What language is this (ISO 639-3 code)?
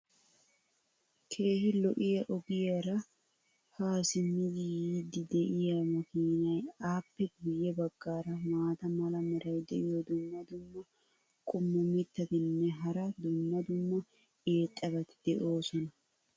wal